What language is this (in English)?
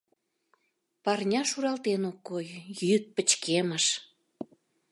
Mari